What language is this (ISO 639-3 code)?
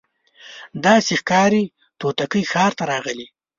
pus